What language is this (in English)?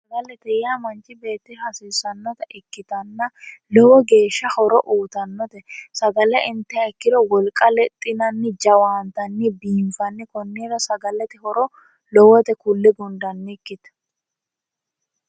Sidamo